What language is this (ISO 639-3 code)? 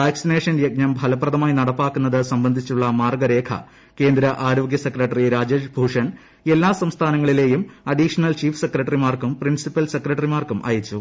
mal